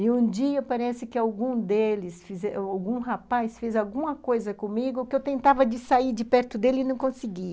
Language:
Portuguese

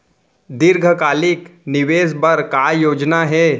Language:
Chhattisgarhi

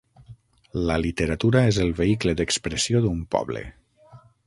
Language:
Catalan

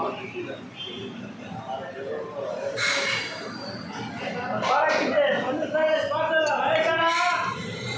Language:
Kannada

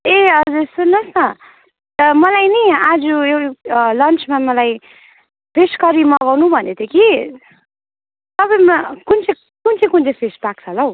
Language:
Nepali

